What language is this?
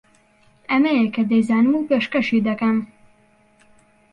Central Kurdish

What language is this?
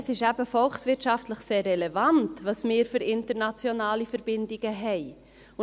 Swiss German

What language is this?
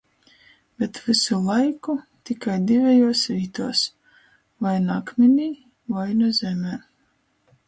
Latgalian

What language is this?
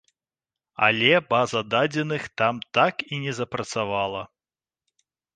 Belarusian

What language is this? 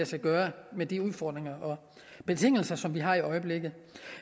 Danish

